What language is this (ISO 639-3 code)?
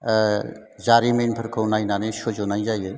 brx